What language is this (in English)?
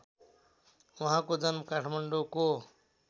Nepali